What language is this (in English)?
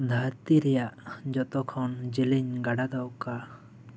Santali